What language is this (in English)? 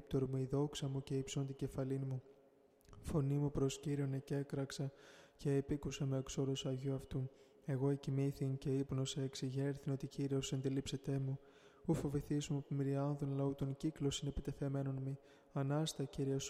Greek